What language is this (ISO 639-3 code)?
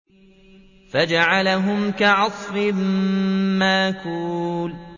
ara